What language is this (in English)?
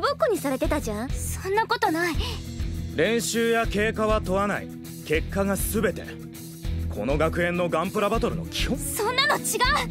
Japanese